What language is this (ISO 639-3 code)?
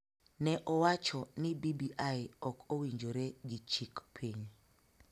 luo